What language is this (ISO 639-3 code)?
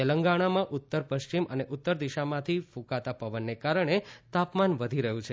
guj